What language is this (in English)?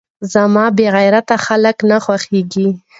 Pashto